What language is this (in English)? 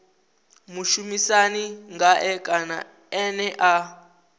Venda